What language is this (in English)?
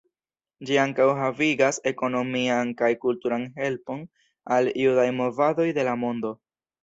Esperanto